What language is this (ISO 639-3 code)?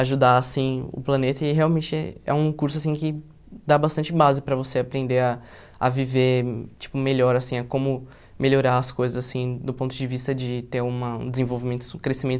por